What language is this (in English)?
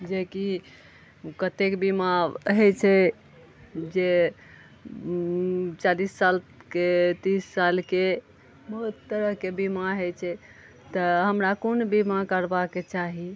Maithili